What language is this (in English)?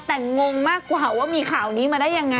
Thai